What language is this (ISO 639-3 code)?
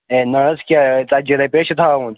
kas